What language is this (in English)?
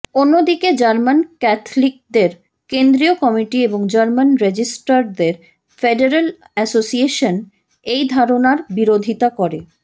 Bangla